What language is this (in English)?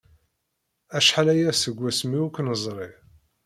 Kabyle